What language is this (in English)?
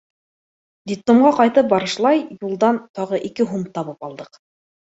Bashkir